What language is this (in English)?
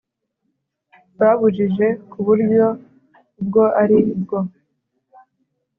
Kinyarwanda